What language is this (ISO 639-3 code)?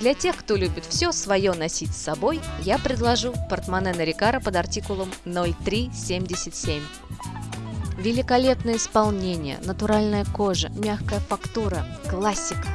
rus